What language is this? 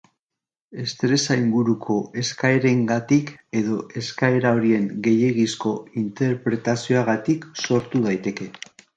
Basque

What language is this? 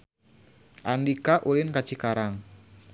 Sundanese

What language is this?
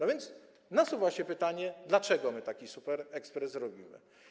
Polish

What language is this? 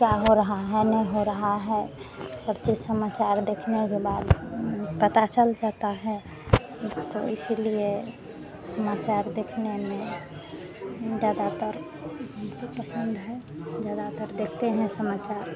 Hindi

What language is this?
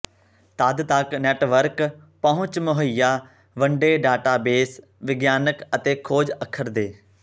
Punjabi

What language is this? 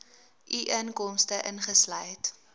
Afrikaans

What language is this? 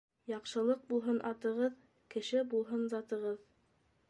Bashkir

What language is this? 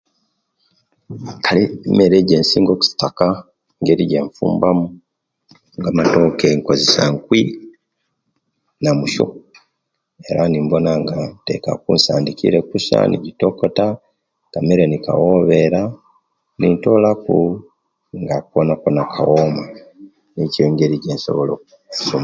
Kenyi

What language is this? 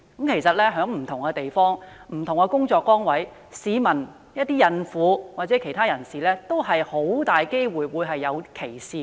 Cantonese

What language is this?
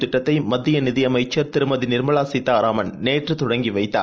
Tamil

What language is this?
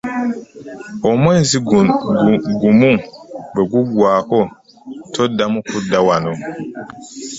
Ganda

